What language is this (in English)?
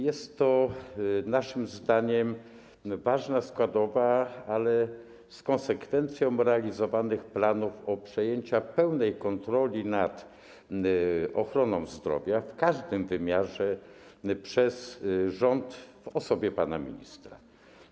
Polish